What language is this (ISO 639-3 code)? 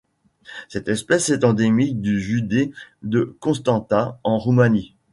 fra